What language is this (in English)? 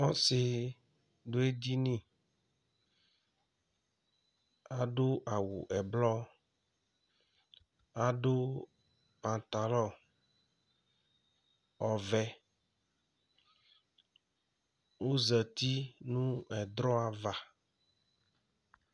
Ikposo